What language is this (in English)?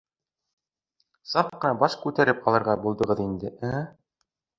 Bashkir